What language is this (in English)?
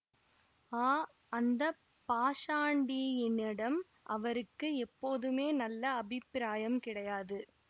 Tamil